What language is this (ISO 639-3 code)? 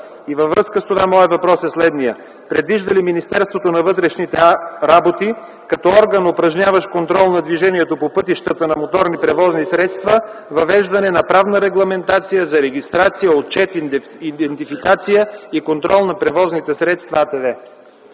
bul